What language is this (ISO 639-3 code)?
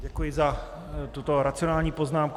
ces